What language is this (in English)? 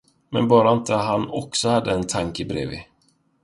Swedish